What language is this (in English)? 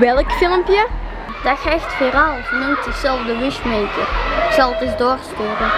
Dutch